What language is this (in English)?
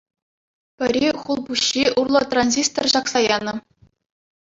Chuvash